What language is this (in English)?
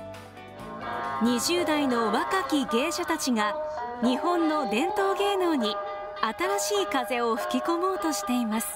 Japanese